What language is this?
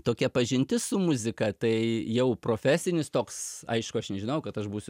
Lithuanian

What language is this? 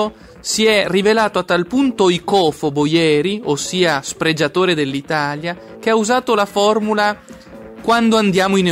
Italian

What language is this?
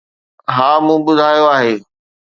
Sindhi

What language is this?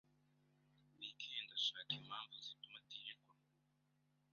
Kinyarwanda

